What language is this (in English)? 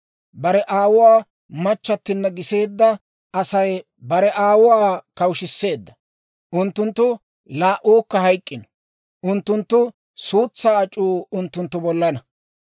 Dawro